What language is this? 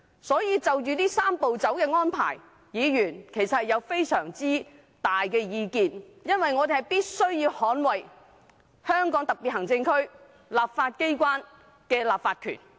Cantonese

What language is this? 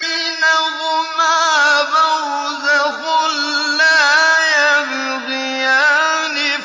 Arabic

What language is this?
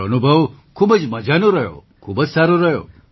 Gujarati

